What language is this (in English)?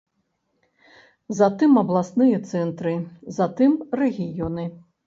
Belarusian